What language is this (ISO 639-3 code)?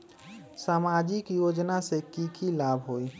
mag